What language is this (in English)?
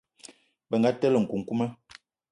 Eton (Cameroon)